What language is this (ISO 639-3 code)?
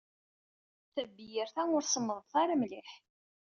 kab